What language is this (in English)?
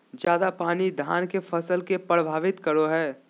Magahi